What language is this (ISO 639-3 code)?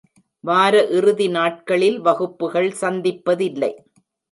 tam